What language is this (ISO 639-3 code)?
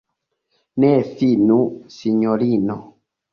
epo